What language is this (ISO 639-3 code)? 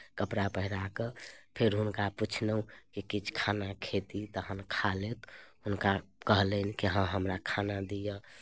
mai